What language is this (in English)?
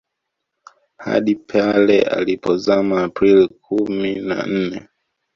Swahili